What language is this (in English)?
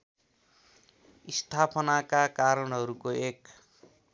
Nepali